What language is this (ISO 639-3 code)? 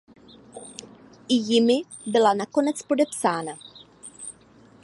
ces